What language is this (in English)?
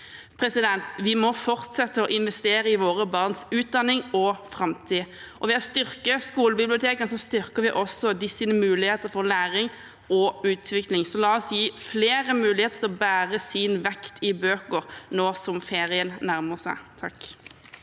Norwegian